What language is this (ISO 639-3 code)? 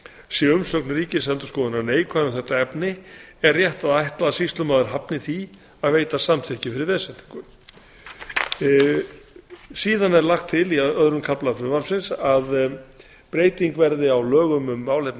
isl